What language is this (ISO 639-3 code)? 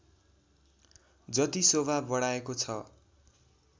nep